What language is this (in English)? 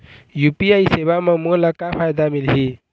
Chhattisgarhi